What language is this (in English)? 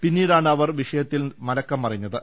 Malayalam